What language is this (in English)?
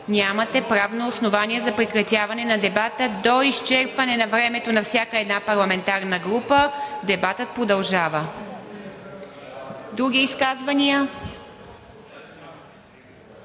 Bulgarian